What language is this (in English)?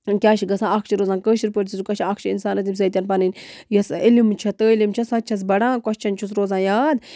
Kashmiri